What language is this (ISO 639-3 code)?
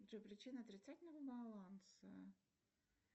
rus